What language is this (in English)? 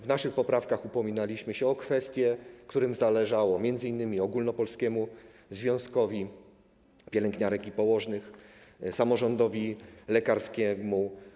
Polish